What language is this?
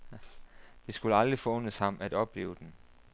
Danish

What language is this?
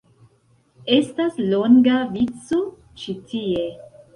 Esperanto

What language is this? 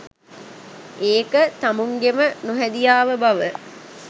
Sinhala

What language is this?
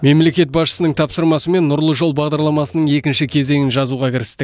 Kazakh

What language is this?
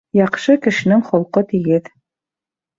Bashkir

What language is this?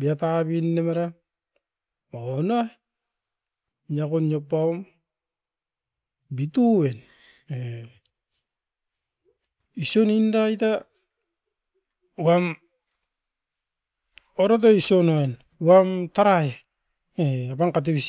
Askopan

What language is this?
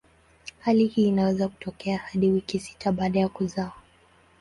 Swahili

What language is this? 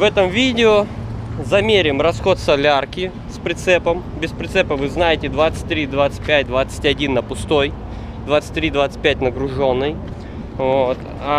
Russian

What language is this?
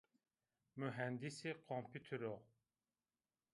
Zaza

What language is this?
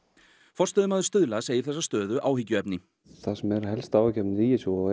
Icelandic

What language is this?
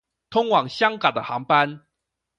Chinese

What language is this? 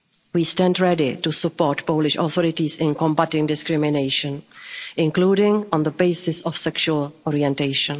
English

